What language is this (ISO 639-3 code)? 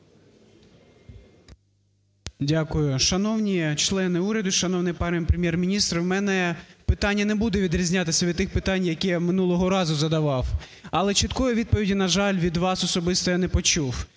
ukr